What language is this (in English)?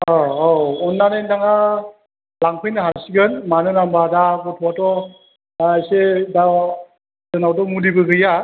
Bodo